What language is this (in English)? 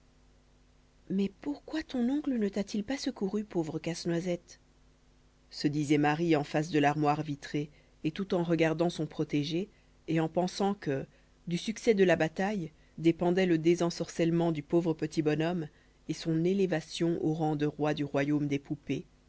French